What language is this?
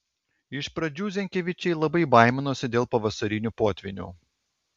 Lithuanian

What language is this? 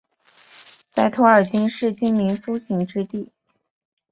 Chinese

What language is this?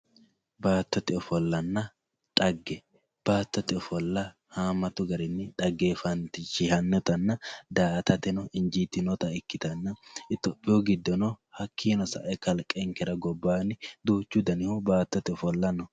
Sidamo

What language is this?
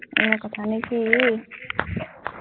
Assamese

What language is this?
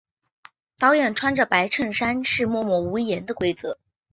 Chinese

